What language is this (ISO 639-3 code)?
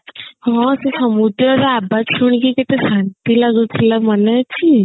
ori